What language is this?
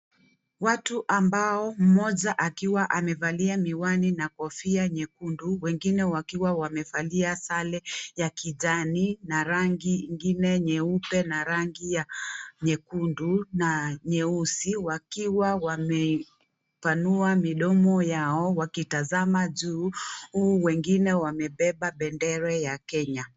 Swahili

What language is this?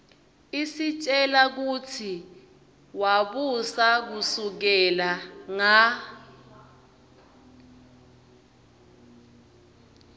Swati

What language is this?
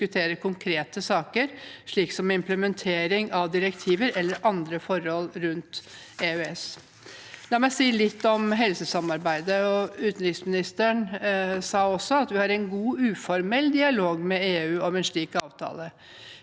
Norwegian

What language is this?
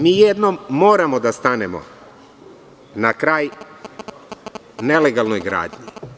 Serbian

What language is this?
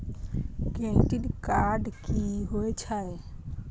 Maithili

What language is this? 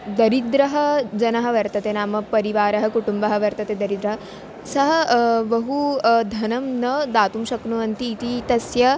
Sanskrit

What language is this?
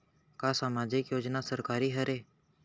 Chhattisgarhi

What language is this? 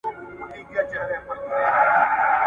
Pashto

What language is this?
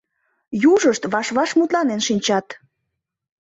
Mari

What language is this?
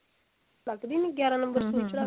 Punjabi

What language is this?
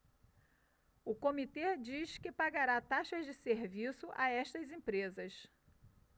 Portuguese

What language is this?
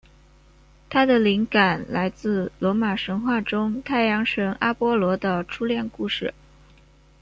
Chinese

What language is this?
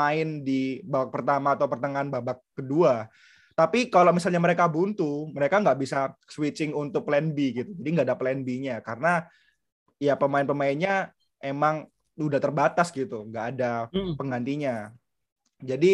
Indonesian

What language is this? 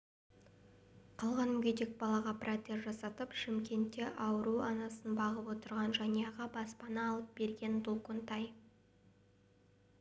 Kazakh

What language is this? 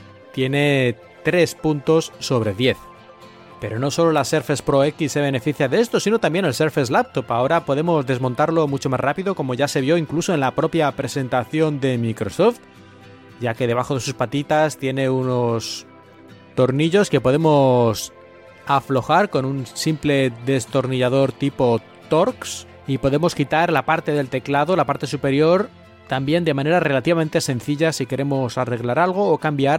Spanish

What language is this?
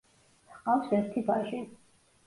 Georgian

